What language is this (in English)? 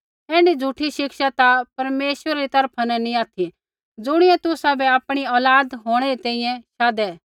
Kullu Pahari